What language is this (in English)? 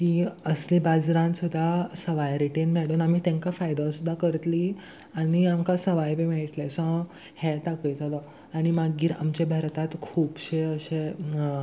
Konkani